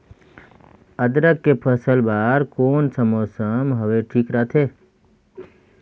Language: Chhattisgarhi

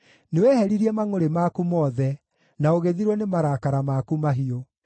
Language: Kikuyu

